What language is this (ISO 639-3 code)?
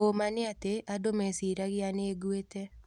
kik